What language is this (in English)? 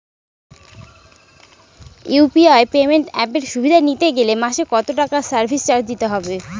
Bangla